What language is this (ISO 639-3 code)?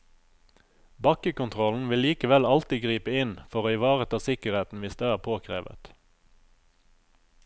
nor